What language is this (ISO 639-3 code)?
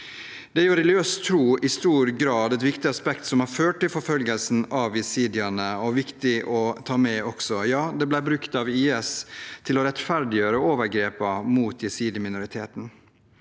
nor